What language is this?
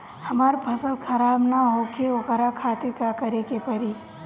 Bhojpuri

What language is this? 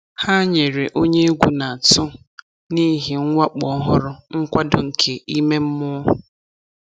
Igbo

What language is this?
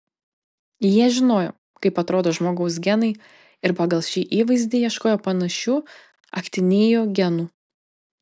Lithuanian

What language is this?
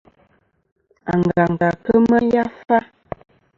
Kom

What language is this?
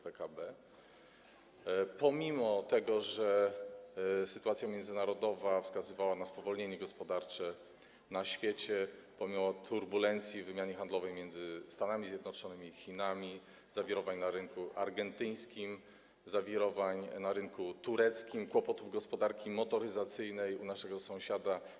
Polish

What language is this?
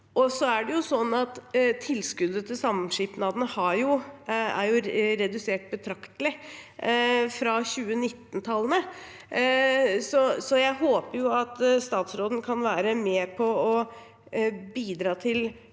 Norwegian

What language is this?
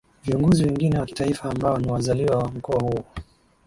Swahili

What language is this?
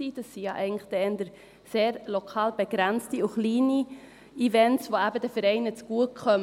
Swiss German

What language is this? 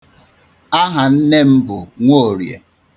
Igbo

